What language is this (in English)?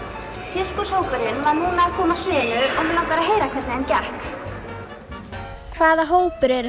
Icelandic